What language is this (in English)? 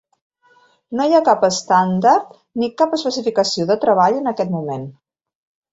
Catalan